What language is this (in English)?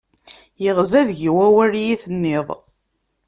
Kabyle